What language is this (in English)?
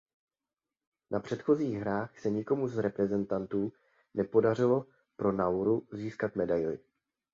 Czech